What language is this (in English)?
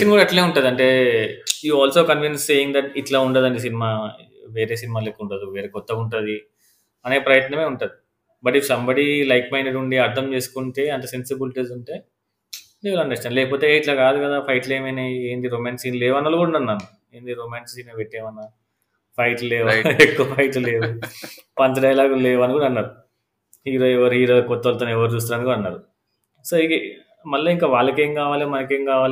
Telugu